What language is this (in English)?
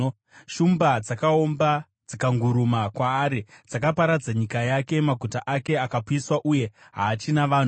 Shona